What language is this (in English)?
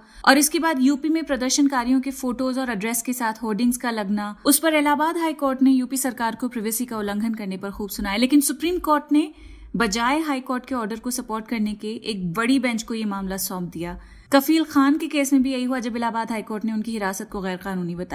Hindi